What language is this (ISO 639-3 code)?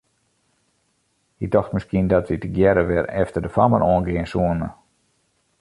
fry